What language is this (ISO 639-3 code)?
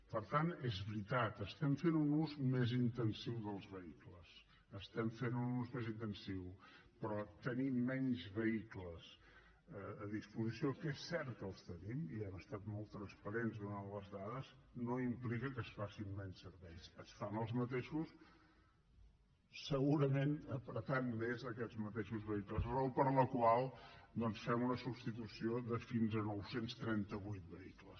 cat